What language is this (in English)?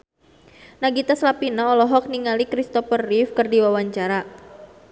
Sundanese